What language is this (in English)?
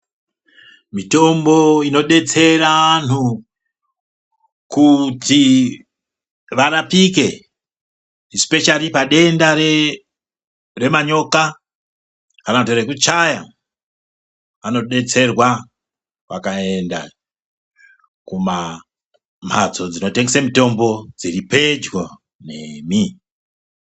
Ndau